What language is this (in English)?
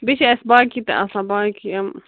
Kashmiri